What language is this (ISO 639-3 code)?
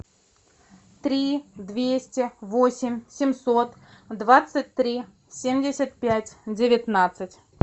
rus